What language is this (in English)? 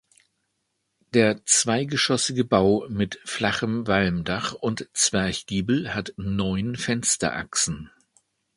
German